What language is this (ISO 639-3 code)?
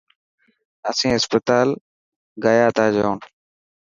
mki